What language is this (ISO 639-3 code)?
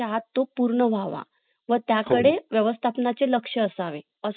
mar